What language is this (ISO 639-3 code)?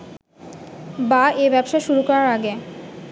ben